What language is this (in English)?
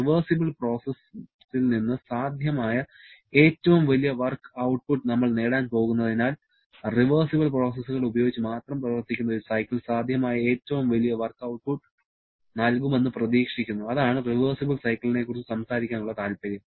Malayalam